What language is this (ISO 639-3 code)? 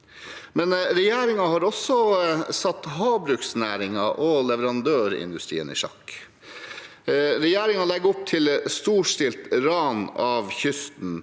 nor